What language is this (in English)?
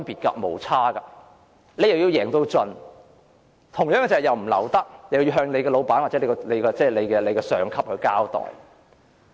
Cantonese